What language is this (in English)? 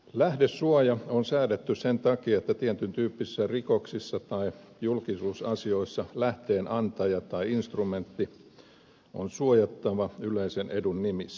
Finnish